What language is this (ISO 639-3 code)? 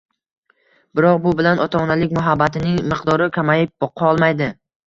uzb